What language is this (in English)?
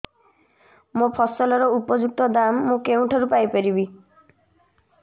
Odia